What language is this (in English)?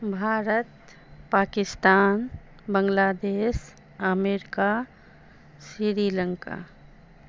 Maithili